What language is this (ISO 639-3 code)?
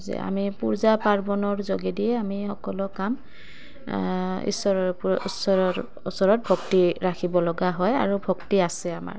asm